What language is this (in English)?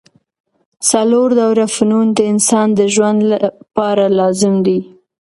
Pashto